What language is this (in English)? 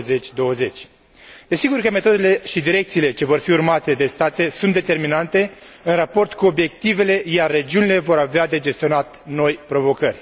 Romanian